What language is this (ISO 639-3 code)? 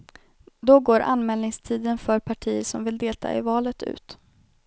swe